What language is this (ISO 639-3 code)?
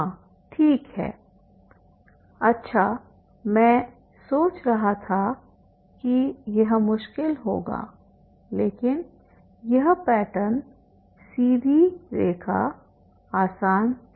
hin